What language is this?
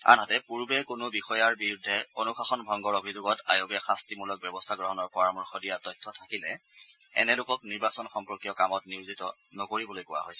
Assamese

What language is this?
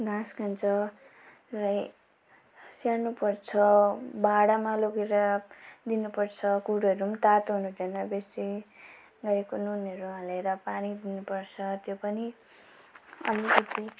Nepali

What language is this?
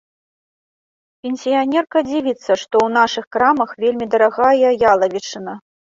Belarusian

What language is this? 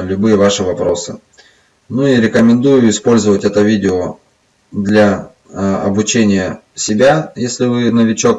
Russian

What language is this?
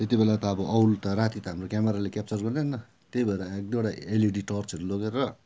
Nepali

